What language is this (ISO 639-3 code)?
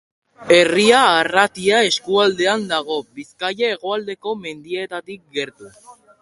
eus